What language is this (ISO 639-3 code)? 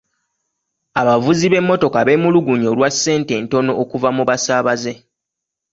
lug